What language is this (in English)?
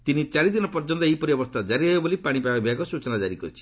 Odia